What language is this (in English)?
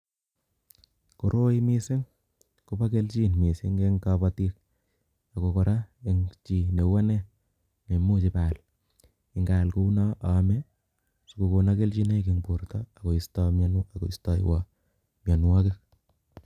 Kalenjin